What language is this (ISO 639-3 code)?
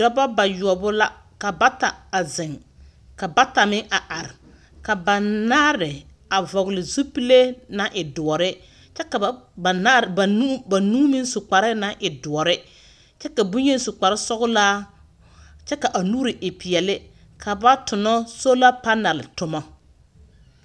dga